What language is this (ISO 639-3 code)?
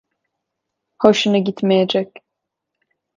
tur